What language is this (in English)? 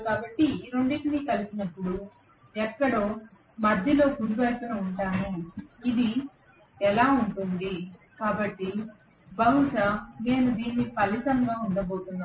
Telugu